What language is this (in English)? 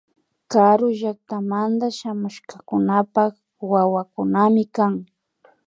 Imbabura Highland Quichua